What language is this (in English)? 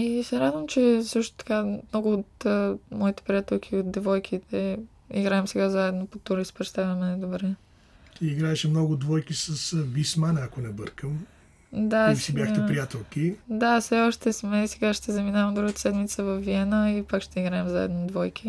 Bulgarian